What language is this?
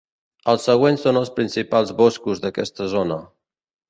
Catalan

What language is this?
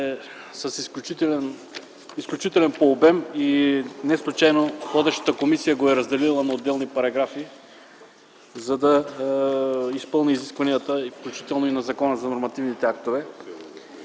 Bulgarian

